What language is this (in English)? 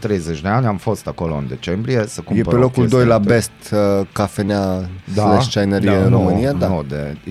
Romanian